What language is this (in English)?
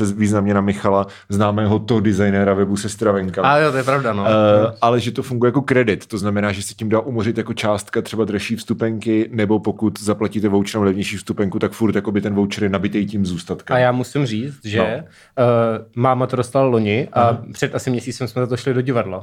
Czech